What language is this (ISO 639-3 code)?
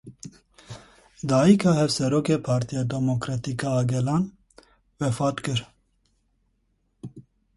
kur